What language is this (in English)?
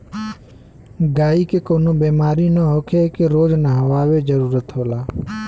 Bhojpuri